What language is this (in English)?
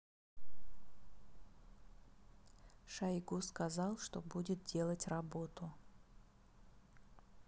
Russian